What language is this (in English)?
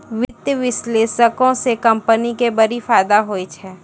Maithili